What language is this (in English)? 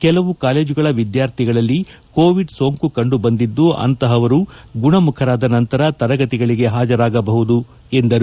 Kannada